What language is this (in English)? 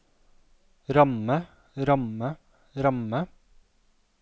Norwegian